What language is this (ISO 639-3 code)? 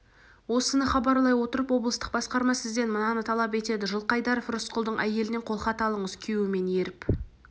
kaz